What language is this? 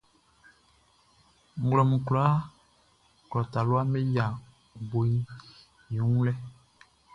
Baoulé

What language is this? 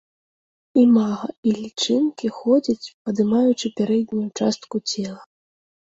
Belarusian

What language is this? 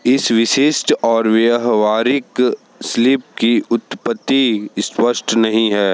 Hindi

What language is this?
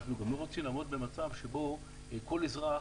Hebrew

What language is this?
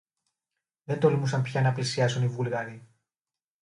Greek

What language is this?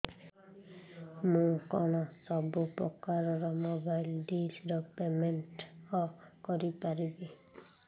Odia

